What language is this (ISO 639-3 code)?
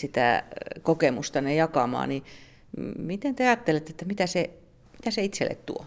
fin